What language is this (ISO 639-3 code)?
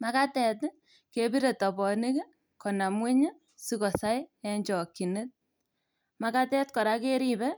kln